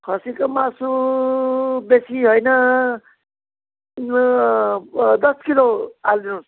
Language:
Nepali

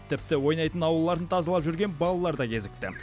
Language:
Kazakh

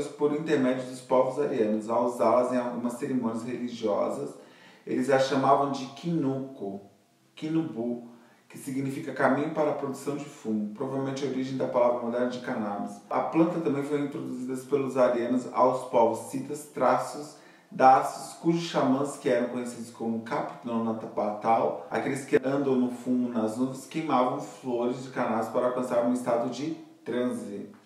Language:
Portuguese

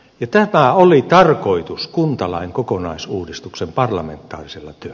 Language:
Finnish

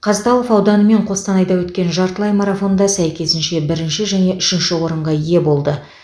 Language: Kazakh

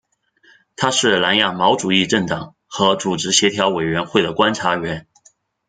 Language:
Chinese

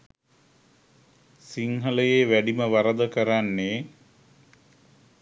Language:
Sinhala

